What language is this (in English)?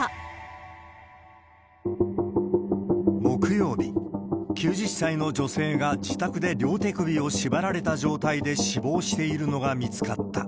Japanese